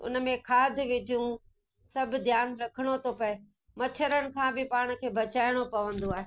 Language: Sindhi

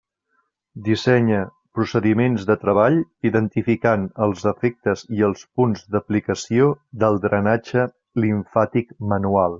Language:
Catalan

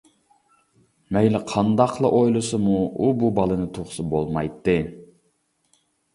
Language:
Uyghur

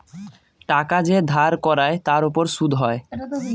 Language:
Bangla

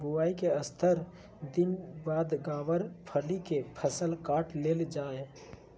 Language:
Magahi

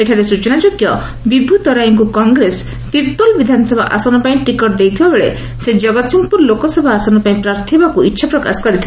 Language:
Odia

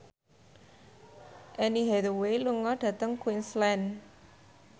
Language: Javanese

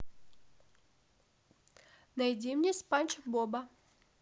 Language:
Russian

